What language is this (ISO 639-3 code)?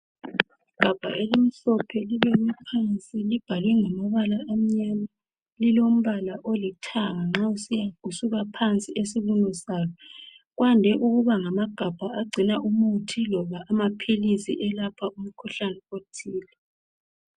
nde